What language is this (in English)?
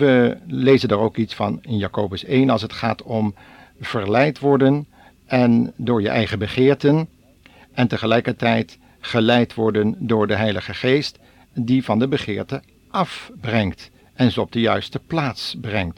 Dutch